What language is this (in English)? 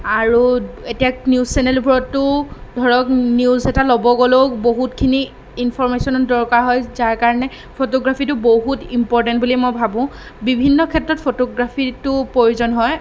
Assamese